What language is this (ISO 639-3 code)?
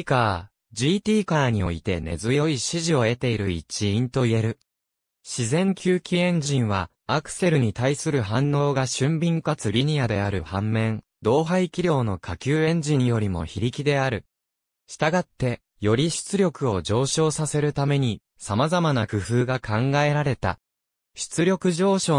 jpn